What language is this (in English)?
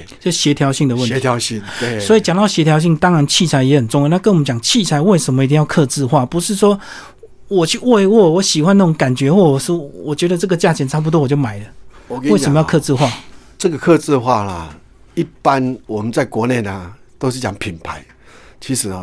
Chinese